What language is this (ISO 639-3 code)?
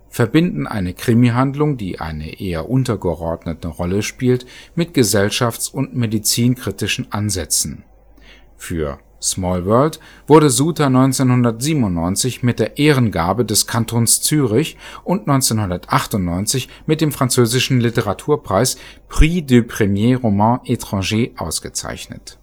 deu